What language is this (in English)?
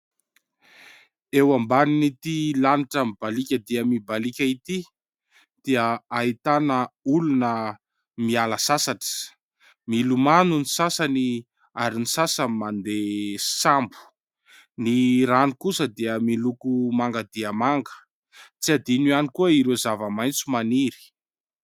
Malagasy